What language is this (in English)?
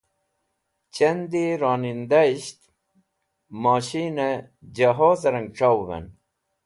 Wakhi